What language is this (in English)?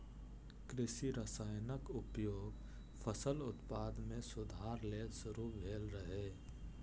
Maithili